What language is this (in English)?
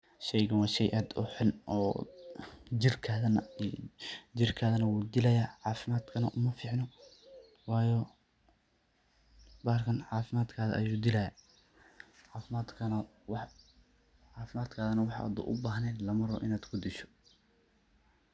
Somali